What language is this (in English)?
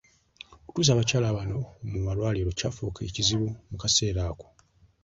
Ganda